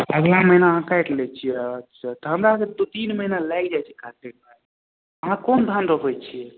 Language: Maithili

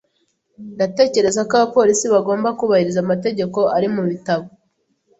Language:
Kinyarwanda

